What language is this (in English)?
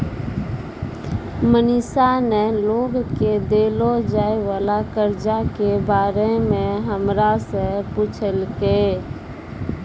Maithili